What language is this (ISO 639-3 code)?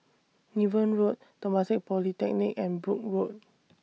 eng